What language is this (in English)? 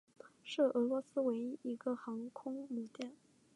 Chinese